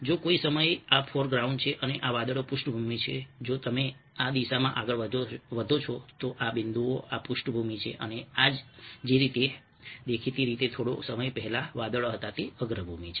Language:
Gujarati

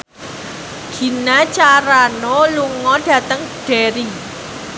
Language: Javanese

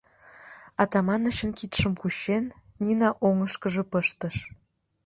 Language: Mari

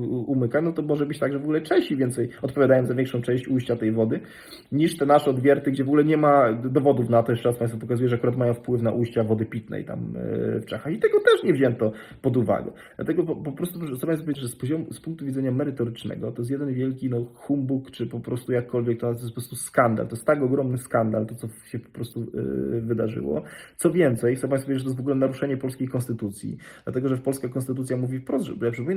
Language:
Polish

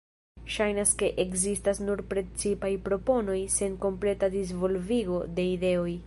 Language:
Esperanto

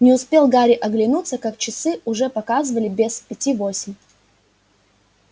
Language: Russian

